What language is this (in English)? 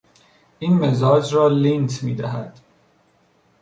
Persian